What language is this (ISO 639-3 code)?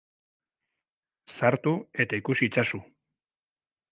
eus